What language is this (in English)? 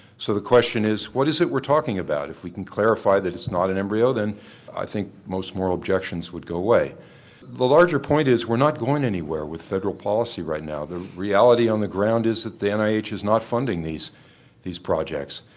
English